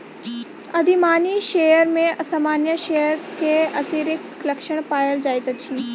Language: Maithili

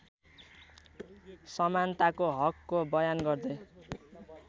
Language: Nepali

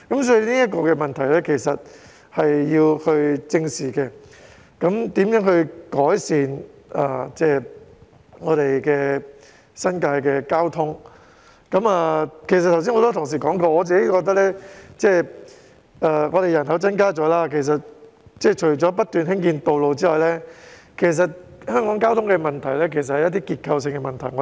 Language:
Cantonese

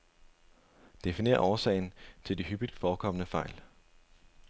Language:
Danish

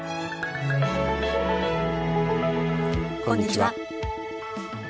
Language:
Japanese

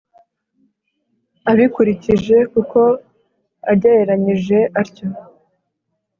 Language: Kinyarwanda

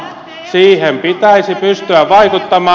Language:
Finnish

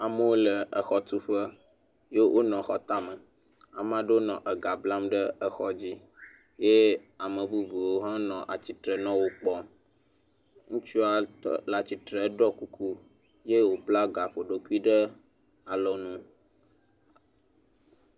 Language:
Ewe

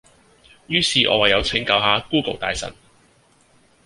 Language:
Cantonese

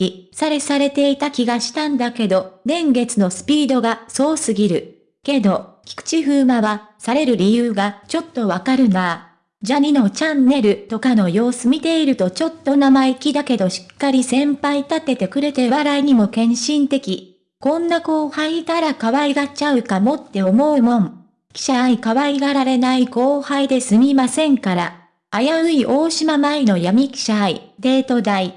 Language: Japanese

